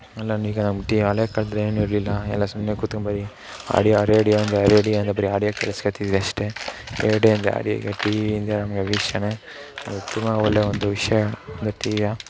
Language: Kannada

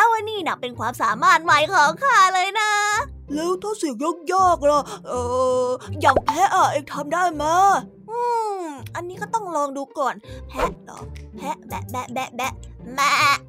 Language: Thai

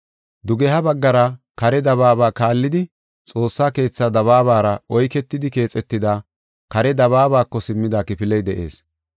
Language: Gofa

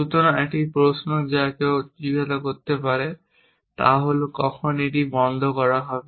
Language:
Bangla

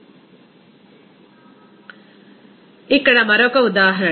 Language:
Telugu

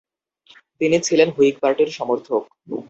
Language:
Bangla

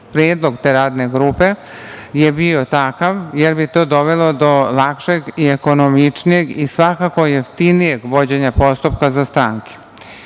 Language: Serbian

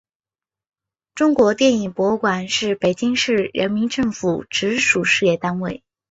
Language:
Chinese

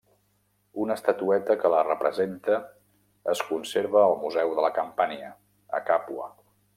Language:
Catalan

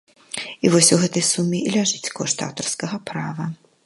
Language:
Belarusian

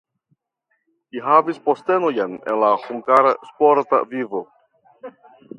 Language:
Esperanto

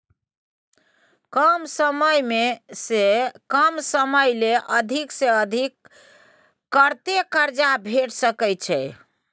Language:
Maithili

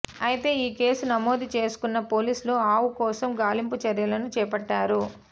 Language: Telugu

